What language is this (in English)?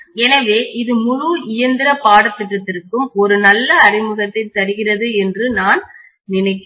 Tamil